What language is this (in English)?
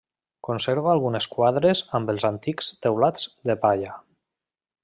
Catalan